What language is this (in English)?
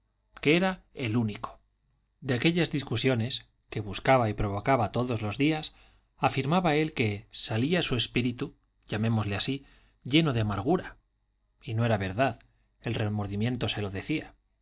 Spanish